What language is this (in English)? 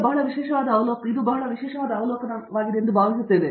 Kannada